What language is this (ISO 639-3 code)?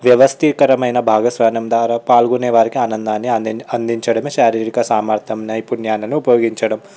tel